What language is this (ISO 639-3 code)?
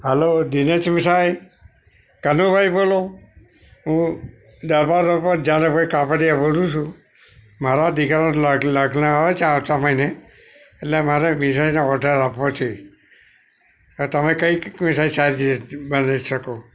guj